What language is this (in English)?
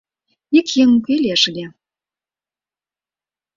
Mari